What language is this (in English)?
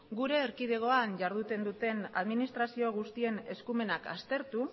Basque